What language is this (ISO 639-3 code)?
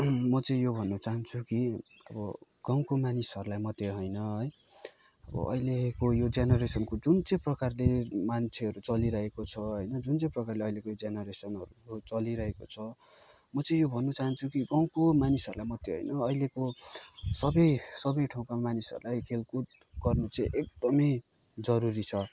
nep